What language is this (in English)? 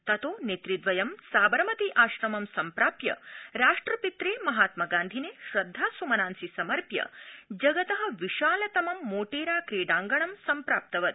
Sanskrit